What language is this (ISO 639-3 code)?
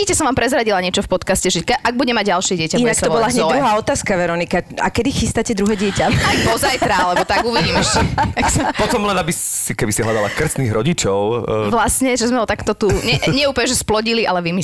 slk